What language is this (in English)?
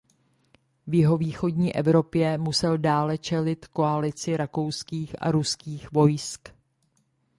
Czech